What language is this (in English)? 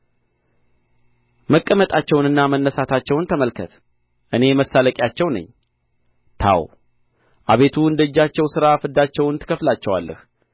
Amharic